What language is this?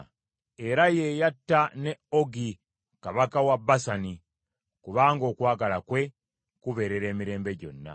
Ganda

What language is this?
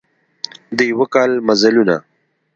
Pashto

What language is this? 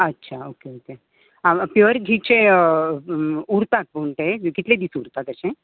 Konkani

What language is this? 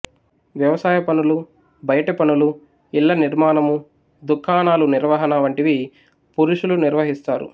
Telugu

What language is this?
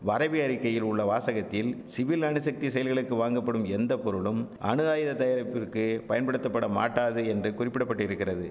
Tamil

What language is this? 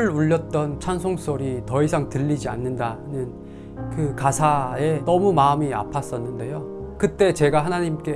Korean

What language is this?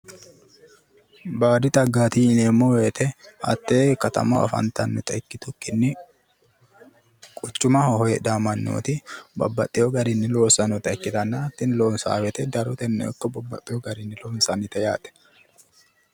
Sidamo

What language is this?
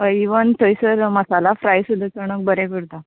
Konkani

